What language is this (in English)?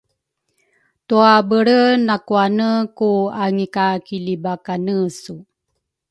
Rukai